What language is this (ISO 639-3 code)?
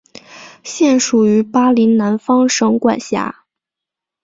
zho